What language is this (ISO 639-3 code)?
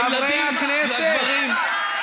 heb